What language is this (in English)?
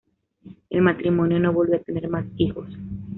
Spanish